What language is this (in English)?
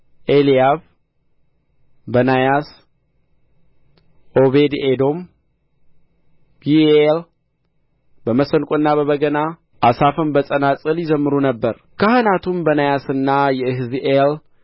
Amharic